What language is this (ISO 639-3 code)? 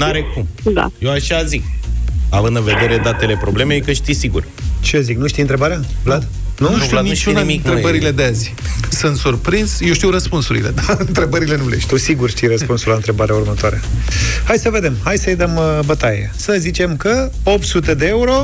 ron